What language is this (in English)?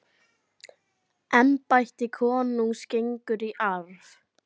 Icelandic